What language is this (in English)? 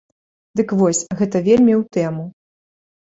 Belarusian